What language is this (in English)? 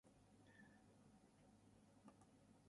English